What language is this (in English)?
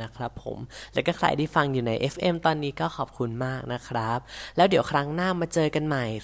Thai